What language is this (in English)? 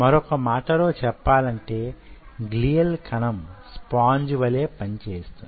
Telugu